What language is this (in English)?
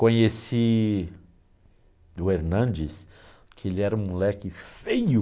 Portuguese